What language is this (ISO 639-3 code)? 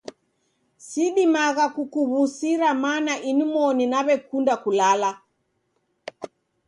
dav